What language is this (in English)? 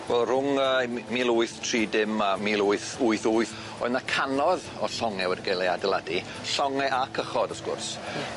Welsh